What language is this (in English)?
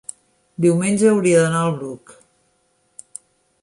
Catalan